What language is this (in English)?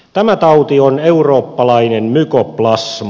Finnish